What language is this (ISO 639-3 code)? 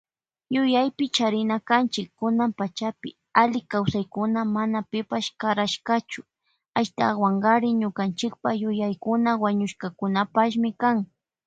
qvj